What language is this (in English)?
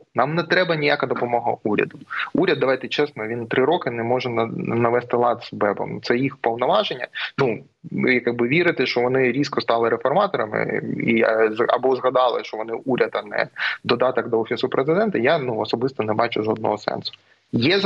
Ukrainian